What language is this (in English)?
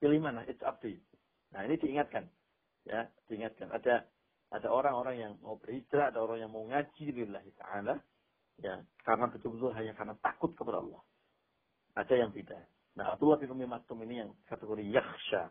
Indonesian